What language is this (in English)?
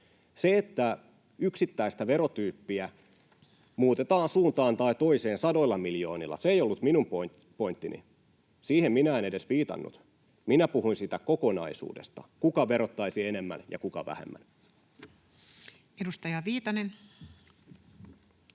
Finnish